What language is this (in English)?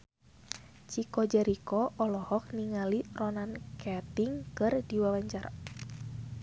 Sundanese